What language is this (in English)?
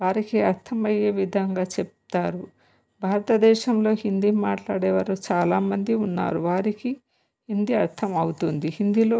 Telugu